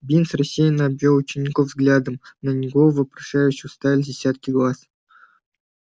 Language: Russian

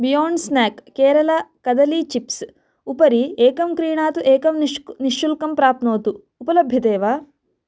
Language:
Sanskrit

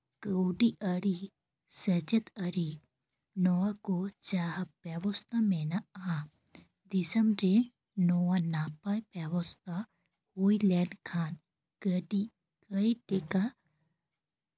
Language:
Santali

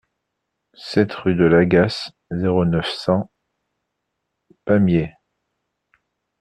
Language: French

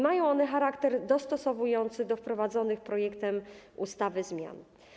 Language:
Polish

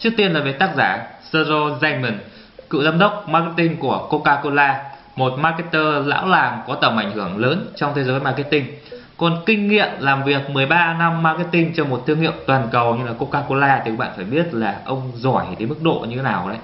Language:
Vietnamese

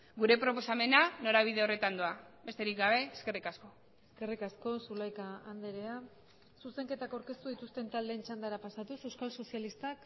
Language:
Basque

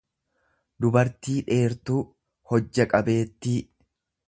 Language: Oromo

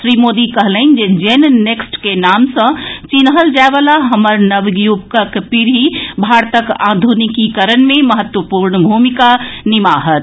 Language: Maithili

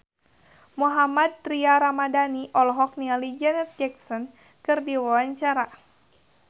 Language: Sundanese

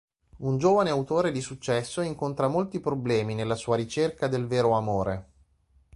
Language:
Italian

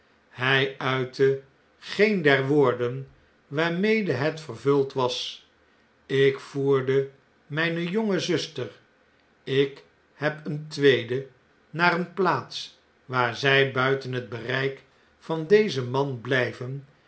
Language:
Dutch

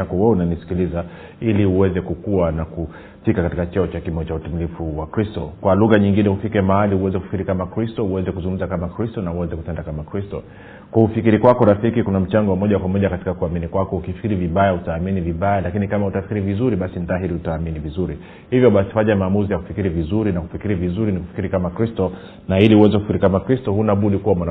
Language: Swahili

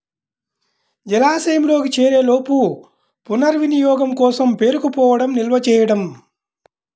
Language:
Telugu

